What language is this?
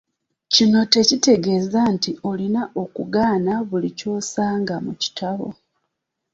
Ganda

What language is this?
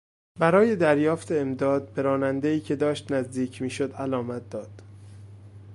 Persian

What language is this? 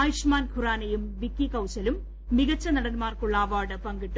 Malayalam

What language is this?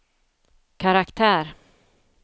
Swedish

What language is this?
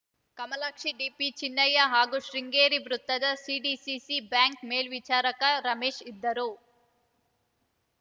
Kannada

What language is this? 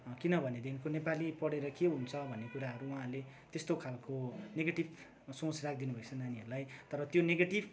Nepali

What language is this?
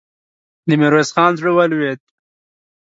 Pashto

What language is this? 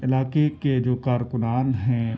Urdu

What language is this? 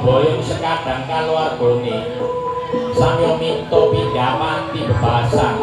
Indonesian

